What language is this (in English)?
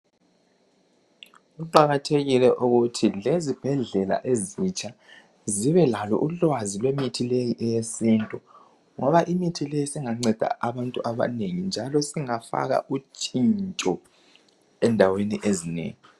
North Ndebele